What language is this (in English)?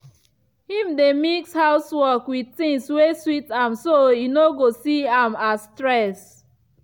Nigerian Pidgin